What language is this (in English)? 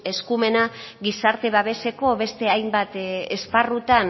Basque